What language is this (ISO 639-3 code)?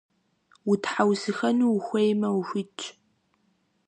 kbd